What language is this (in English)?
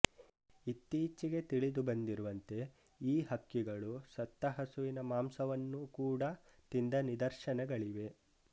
Kannada